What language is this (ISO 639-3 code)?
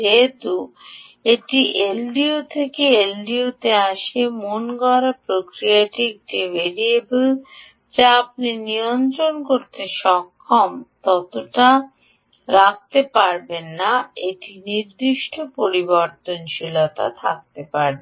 ben